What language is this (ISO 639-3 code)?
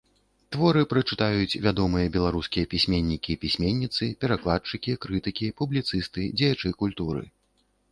bel